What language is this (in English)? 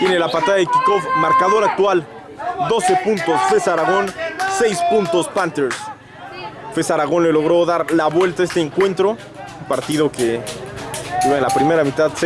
Spanish